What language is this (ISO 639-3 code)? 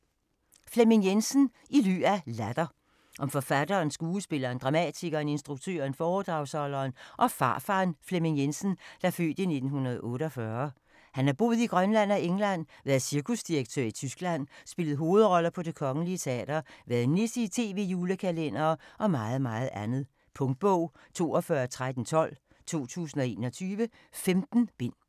dan